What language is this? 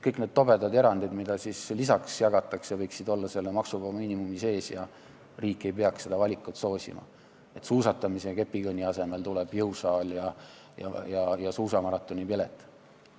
Estonian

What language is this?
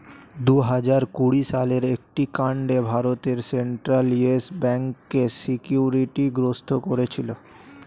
Bangla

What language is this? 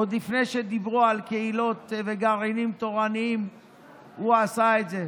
Hebrew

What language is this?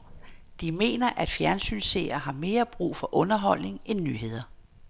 Danish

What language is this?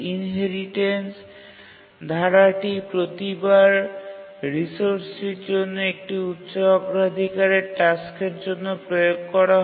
Bangla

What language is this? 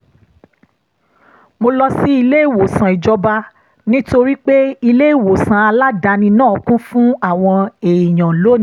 Yoruba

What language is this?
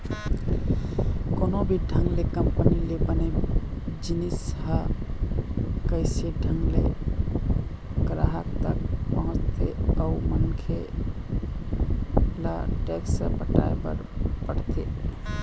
Chhattisgarhi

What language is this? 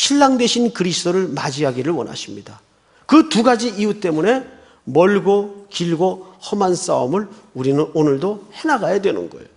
Korean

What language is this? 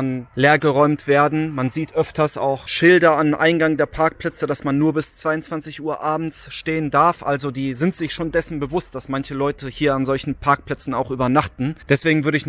German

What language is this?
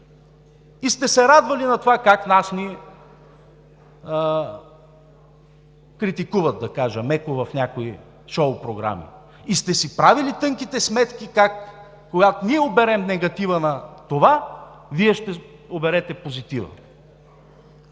Bulgarian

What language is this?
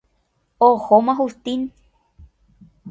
Guarani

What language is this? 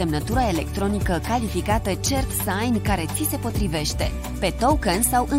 Romanian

